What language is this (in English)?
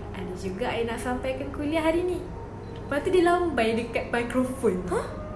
Malay